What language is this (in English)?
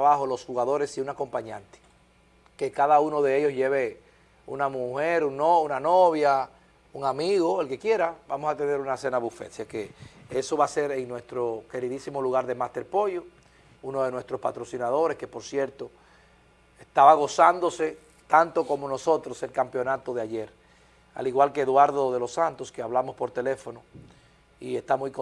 Spanish